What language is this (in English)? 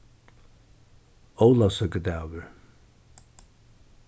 Faroese